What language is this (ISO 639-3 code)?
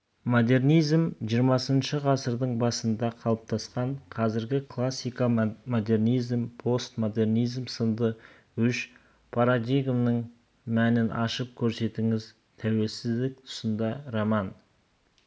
kaz